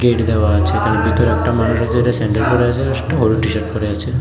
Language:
Bangla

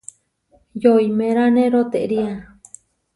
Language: Huarijio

